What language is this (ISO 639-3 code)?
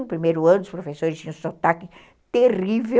por